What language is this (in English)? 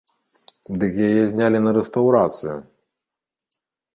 Belarusian